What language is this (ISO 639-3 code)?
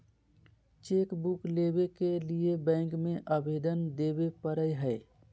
mag